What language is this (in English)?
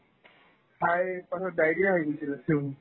Assamese